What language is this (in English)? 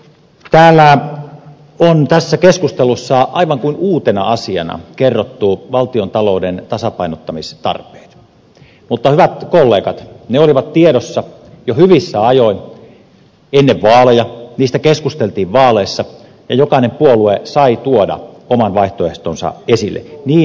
Finnish